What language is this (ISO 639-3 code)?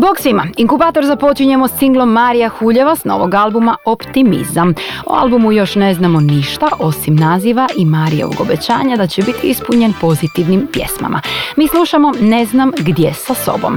hrv